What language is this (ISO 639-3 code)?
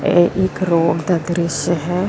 pan